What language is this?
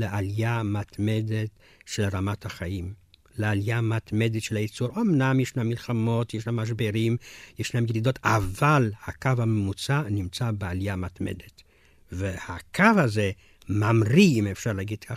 Hebrew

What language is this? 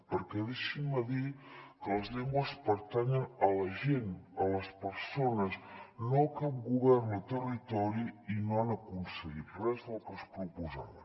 Catalan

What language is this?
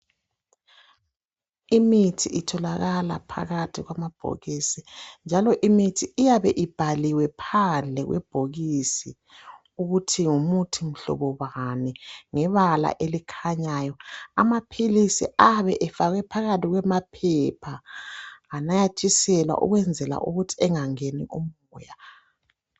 North Ndebele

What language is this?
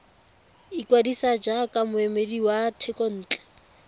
Tswana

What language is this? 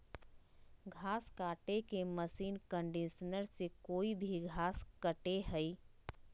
Magahi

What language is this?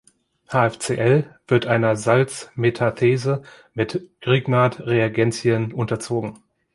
German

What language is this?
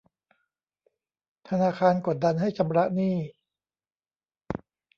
Thai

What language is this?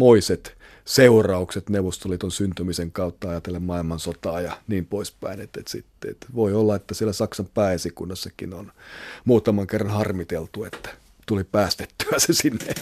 Finnish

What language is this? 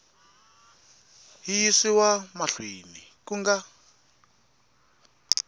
Tsonga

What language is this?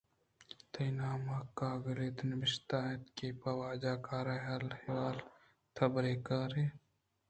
Eastern Balochi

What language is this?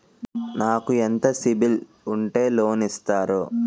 Telugu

